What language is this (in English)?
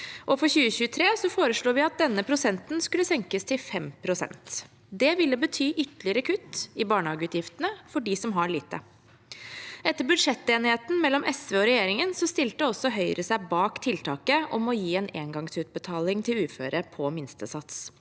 Norwegian